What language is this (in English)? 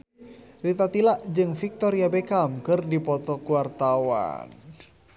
Sundanese